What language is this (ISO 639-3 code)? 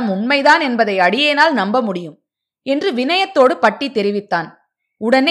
tam